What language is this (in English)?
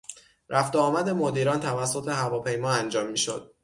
Persian